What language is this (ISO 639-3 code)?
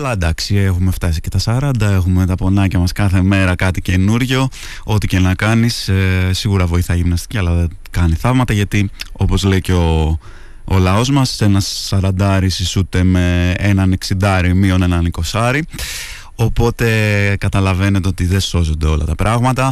ell